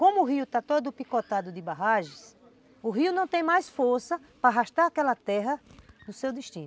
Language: Portuguese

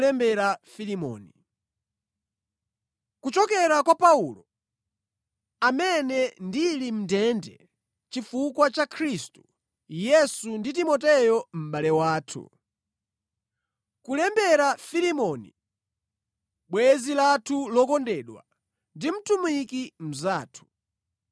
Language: Nyanja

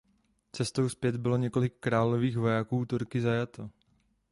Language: Czech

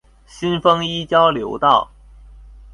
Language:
Chinese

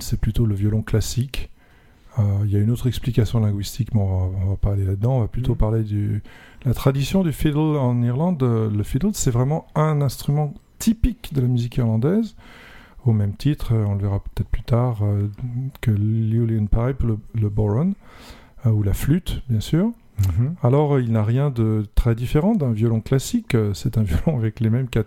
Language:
French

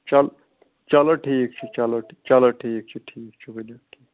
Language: Kashmiri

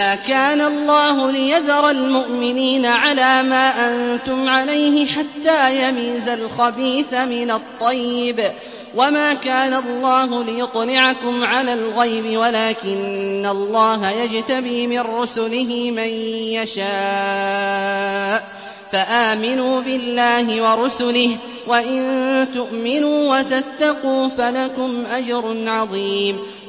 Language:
Arabic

